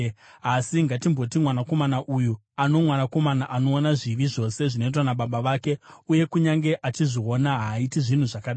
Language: Shona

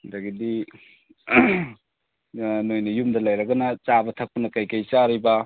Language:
Manipuri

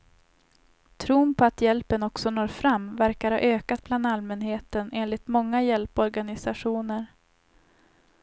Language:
Swedish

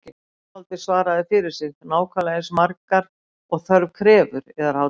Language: Icelandic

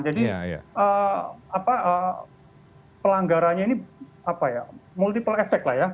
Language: Indonesian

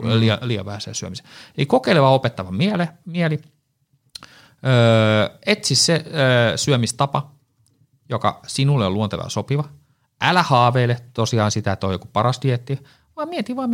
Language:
Finnish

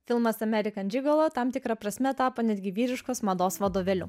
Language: Lithuanian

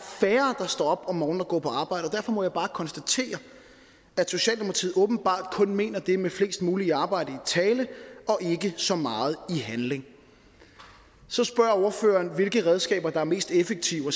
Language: Danish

